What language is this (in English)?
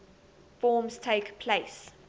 English